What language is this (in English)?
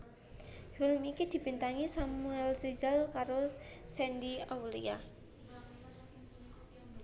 Javanese